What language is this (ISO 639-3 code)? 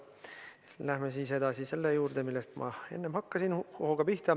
est